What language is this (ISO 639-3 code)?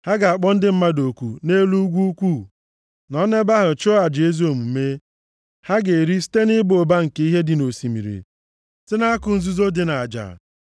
ibo